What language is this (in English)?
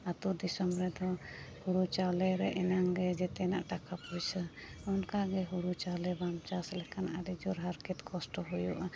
Santali